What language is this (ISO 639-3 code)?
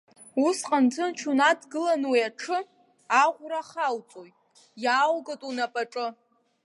abk